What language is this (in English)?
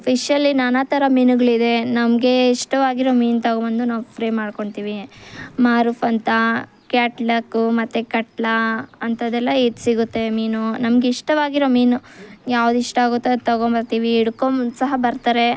Kannada